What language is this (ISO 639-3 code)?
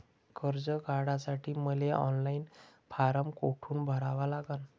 mar